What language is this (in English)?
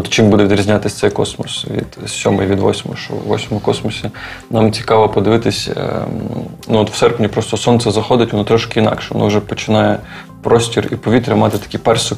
Ukrainian